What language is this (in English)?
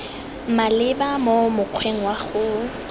Tswana